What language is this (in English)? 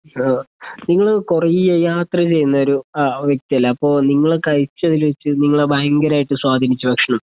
Malayalam